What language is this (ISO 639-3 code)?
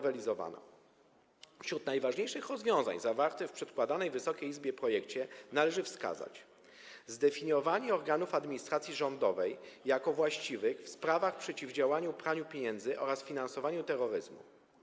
pol